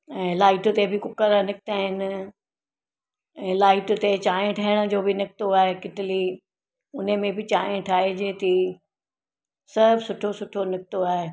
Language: Sindhi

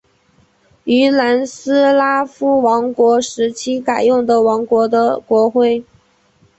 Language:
Chinese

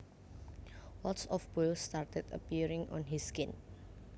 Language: Javanese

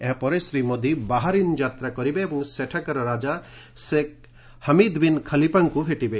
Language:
Odia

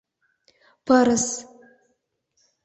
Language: Mari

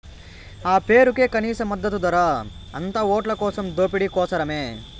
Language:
Telugu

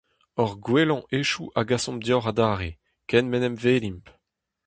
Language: Breton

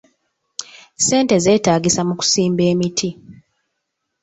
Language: Ganda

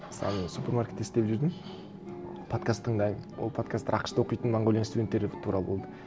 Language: Kazakh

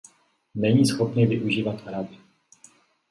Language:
Czech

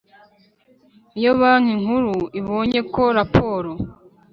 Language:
Kinyarwanda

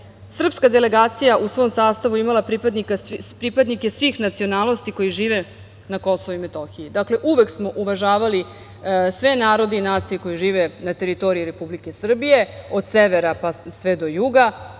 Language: Serbian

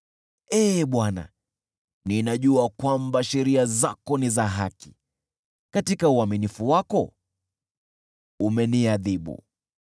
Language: Swahili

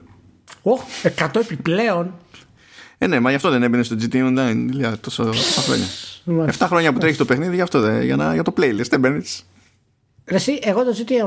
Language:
Greek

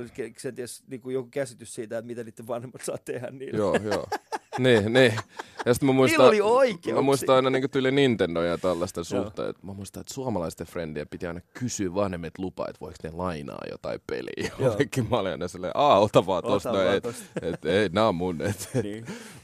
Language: Finnish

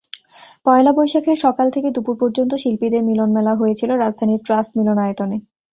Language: Bangla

